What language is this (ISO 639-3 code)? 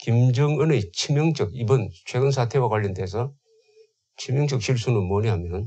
kor